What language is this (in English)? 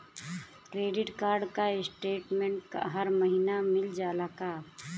Bhojpuri